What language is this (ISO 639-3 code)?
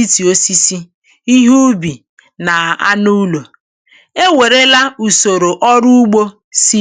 ibo